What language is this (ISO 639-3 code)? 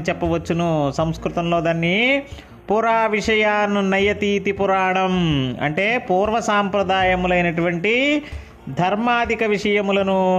tel